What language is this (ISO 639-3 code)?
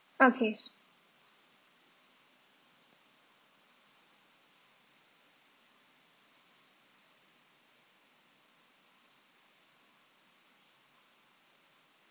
eng